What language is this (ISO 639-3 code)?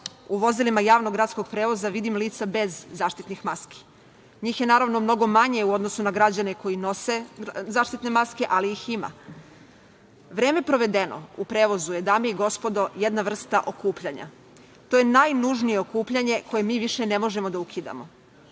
srp